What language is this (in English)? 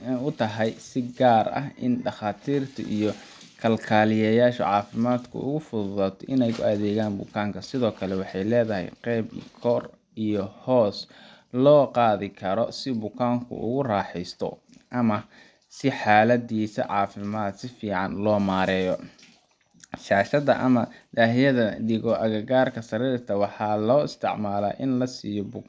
Somali